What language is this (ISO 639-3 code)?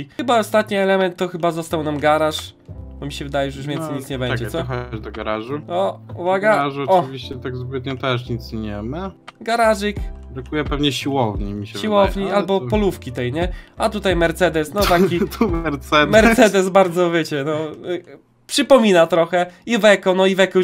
pol